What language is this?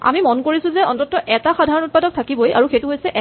Assamese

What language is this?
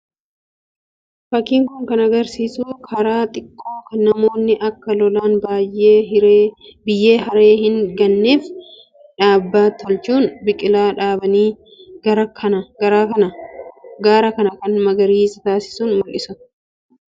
Oromo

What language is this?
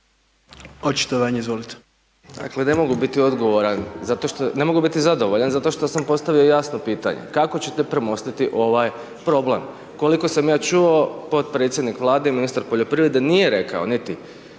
Croatian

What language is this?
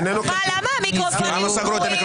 Hebrew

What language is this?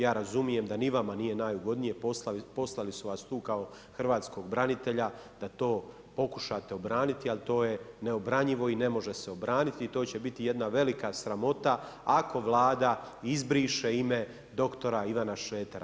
Croatian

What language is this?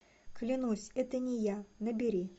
Russian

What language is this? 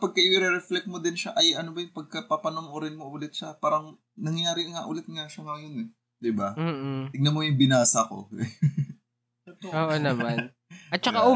Filipino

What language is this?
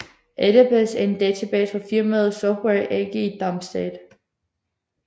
Danish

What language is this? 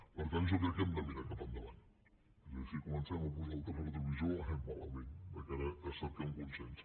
Catalan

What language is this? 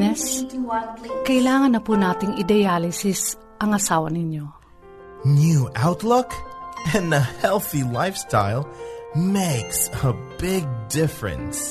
Filipino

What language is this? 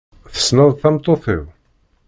Kabyle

